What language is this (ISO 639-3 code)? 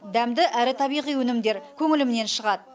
kaz